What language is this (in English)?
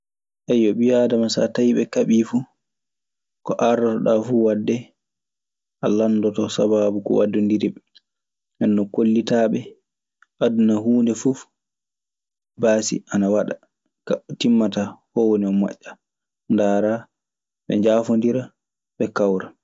Maasina Fulfulde